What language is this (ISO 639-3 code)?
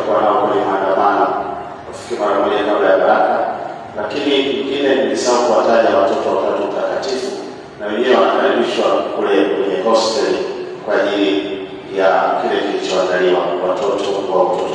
swa